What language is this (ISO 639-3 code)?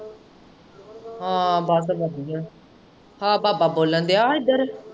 pan